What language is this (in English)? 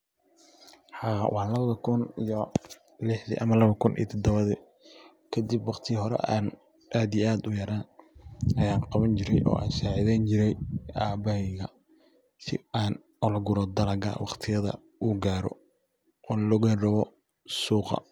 Somali